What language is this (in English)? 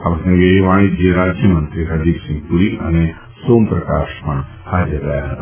Gujarati